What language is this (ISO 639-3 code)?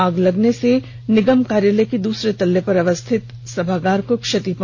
hin